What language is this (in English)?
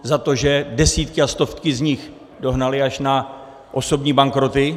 Czech